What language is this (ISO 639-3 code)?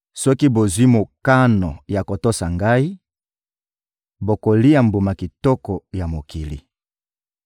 lin